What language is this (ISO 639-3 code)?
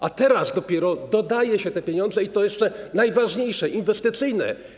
pol